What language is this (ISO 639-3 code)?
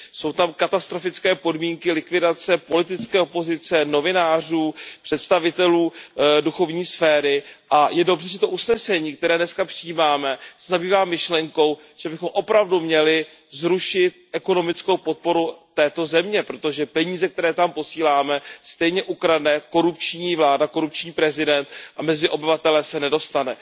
ces